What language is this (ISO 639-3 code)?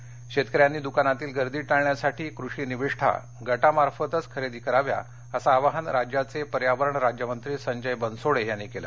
mar